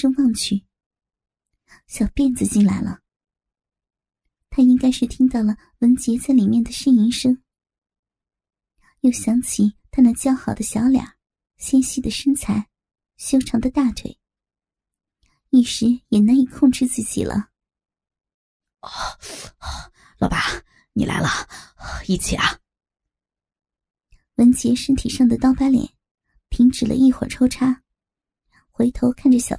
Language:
Chinese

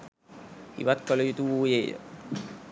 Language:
Sinhala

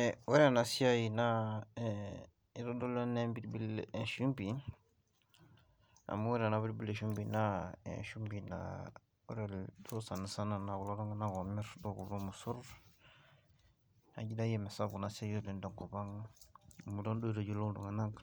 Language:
Masai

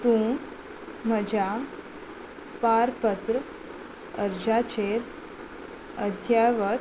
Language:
Konkani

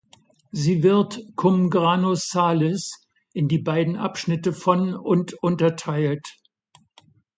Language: German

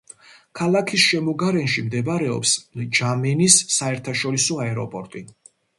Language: Georgian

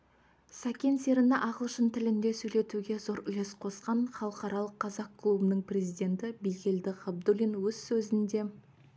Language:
Kazakh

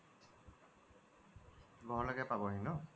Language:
Assamese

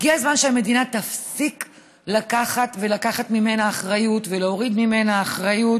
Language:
Hebrew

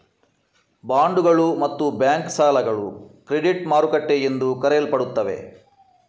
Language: Kannada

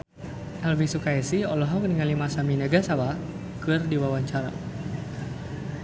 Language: Sundanese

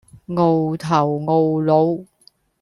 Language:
Cantonese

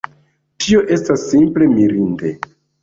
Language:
Esperanto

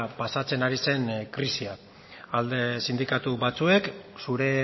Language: Basque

